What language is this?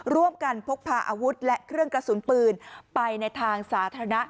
Thai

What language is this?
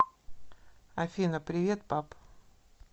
Russian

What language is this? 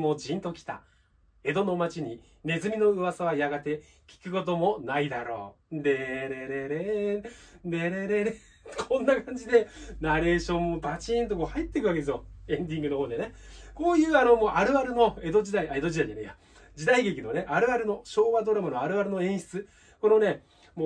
Japanese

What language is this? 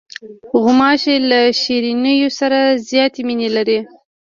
Pashto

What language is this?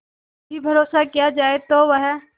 Hindi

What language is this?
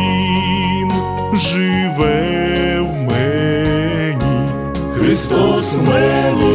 Ukrainian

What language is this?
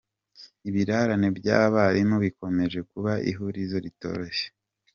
Kinyarwanda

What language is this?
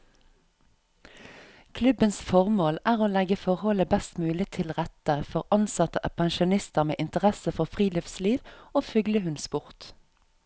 Norwegian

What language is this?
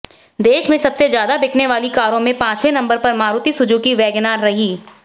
Hindi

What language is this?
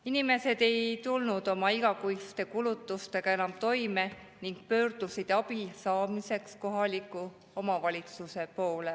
Estonian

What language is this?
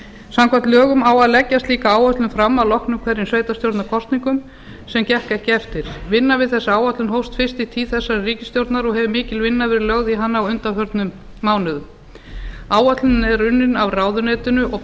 Icelandic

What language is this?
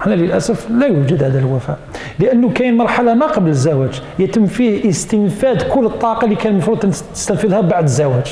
Arabic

